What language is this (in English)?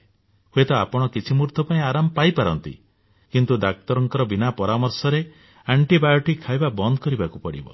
Odia